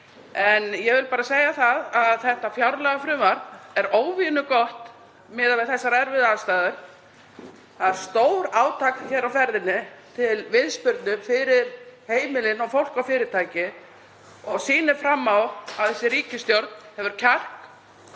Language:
Icelandic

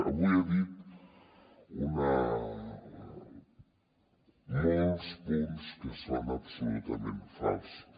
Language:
Catalan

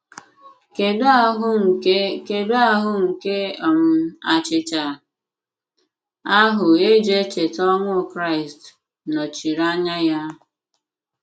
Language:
Igbo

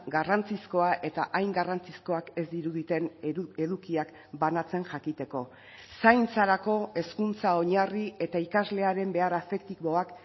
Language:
Basque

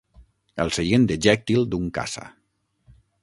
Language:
Catalan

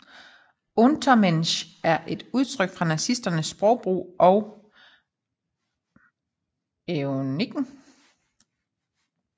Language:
Danish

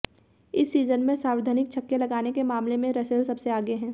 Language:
Hindi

